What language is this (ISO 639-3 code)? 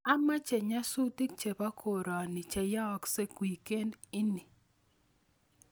kln